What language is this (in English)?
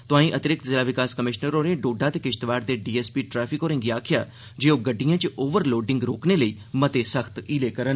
Dogri